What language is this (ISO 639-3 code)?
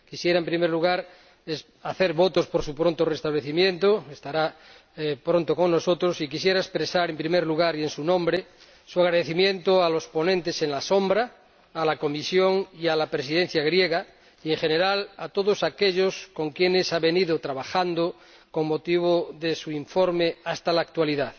spa